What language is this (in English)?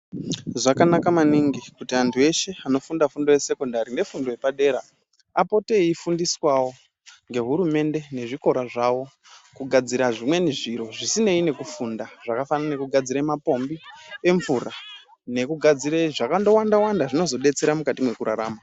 Ndau